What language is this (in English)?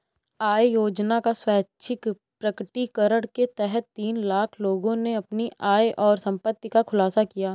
Hindi